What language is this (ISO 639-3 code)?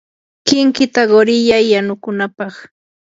qur